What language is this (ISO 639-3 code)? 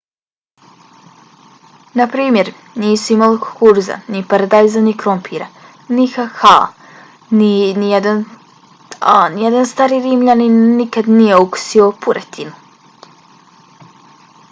bos